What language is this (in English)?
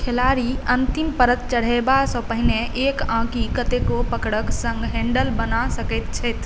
Maithili